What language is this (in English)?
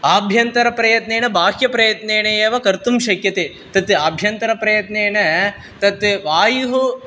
Sanskrit